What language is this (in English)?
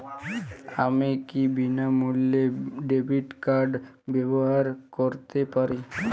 Bangla